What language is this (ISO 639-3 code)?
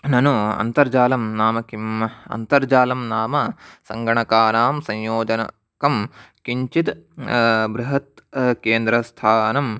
san